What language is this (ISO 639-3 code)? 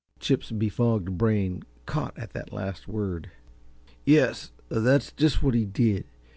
eng